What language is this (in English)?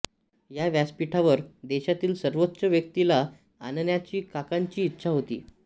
Marathi